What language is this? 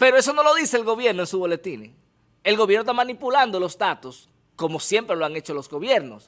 Spanish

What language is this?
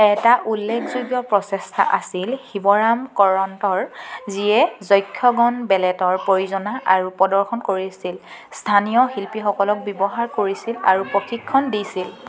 Assamese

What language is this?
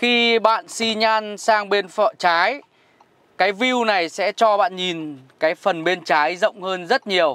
Vietnamese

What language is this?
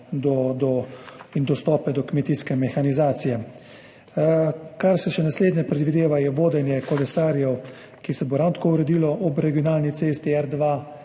Slovenian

